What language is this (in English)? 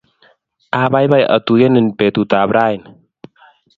Kalenjin